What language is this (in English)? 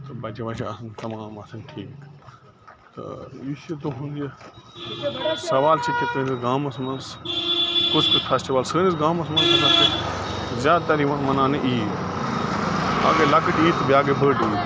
Kashmiri